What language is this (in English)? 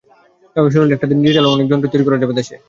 Bangla